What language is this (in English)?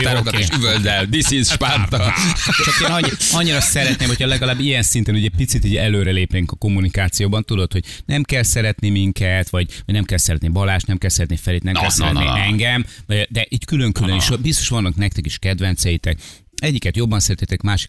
Hungarian